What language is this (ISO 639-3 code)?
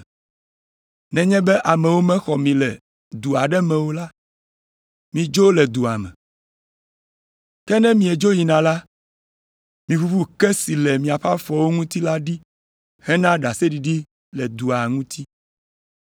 ewe